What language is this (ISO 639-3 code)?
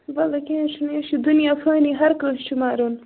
kas